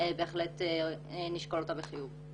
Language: Hebrew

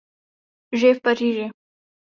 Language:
Czech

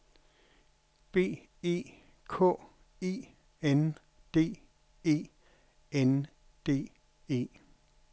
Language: Danish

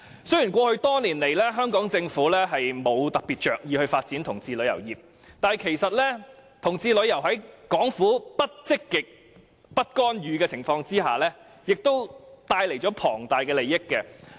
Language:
Cantonese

